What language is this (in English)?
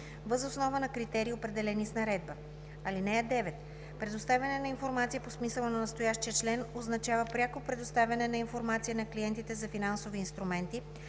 Bulgarian